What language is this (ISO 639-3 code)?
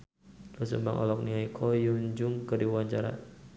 sun